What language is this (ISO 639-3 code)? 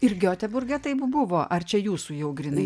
lit